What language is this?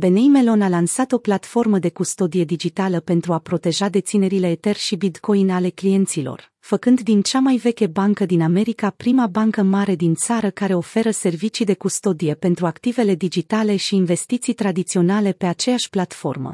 Romanian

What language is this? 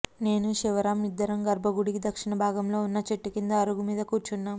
Telugu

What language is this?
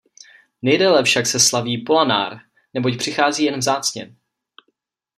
Czech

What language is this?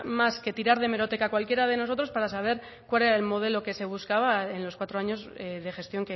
Spanish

